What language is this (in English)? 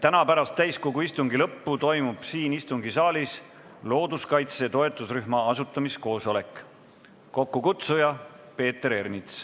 Estonian